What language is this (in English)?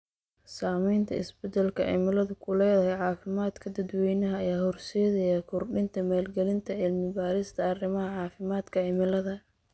Somali